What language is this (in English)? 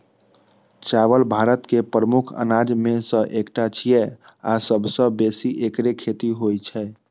Maithili